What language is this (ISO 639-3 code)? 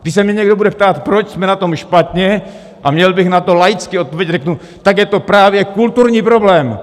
ces